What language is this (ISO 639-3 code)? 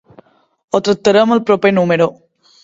cat